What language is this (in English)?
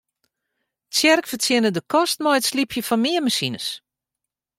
Western Frisian